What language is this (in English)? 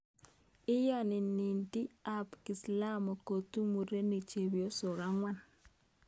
Kalenjin